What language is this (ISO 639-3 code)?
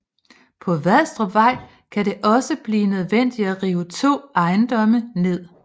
dan